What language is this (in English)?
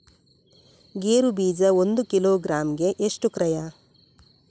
Kannada